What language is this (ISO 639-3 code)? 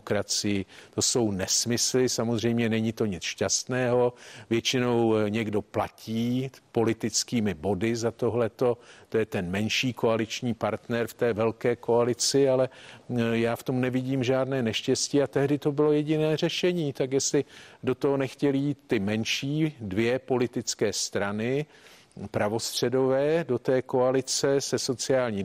ces